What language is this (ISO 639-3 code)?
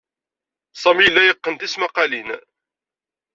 kab